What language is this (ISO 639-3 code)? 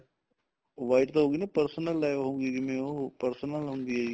pan